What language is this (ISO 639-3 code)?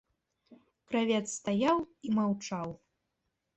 bel